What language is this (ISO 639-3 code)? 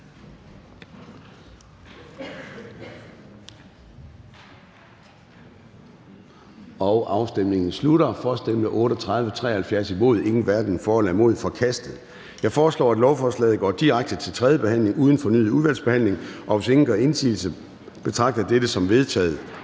dan